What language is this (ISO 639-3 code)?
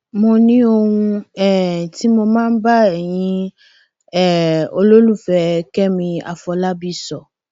yor